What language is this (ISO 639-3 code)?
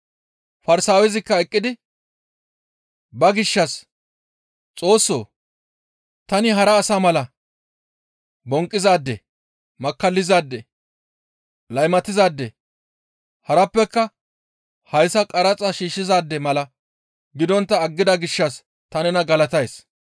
gmv